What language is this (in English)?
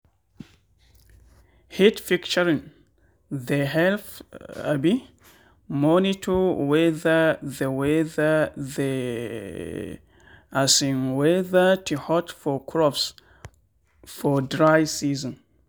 Nigerian Pidgin